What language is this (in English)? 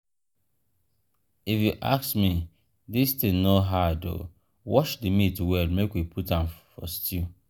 Nigerian Pidgin